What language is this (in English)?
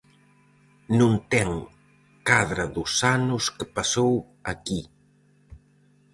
Galician